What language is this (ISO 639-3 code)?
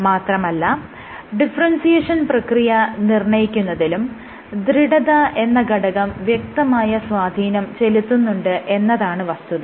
mal